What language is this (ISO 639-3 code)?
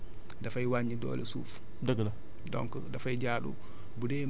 wol